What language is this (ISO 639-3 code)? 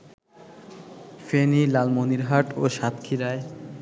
ben